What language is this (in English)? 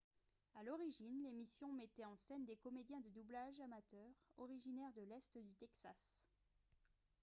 French